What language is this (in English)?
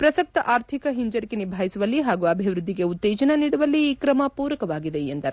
Kannada